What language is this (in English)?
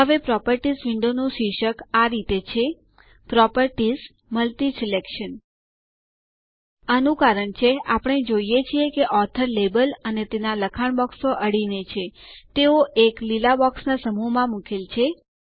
Gujarati